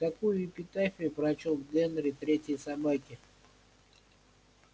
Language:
Russian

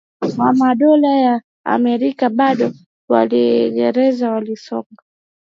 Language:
Swahili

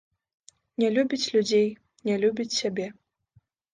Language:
Belarusian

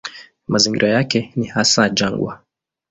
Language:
Swahili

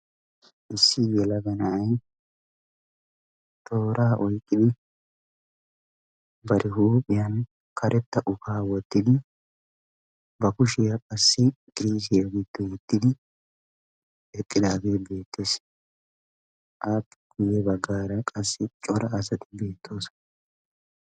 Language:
Wolaytta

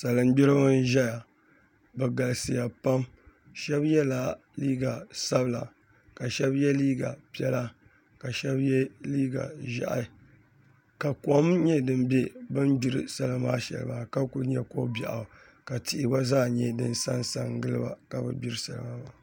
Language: Dagbani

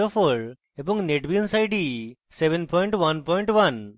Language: Bangla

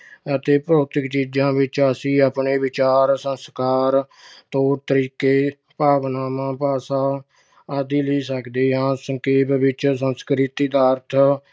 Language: Punjabi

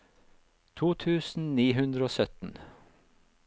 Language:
Norwegian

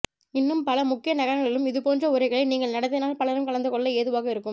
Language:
Tamil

